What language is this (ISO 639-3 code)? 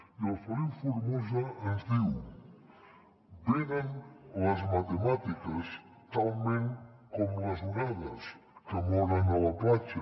cat